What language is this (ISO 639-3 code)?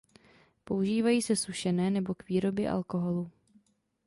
ces